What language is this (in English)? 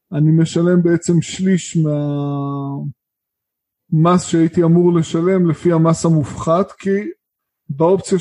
Hebrew